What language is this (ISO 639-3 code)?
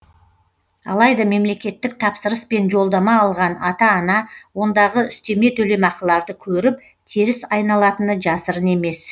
kaz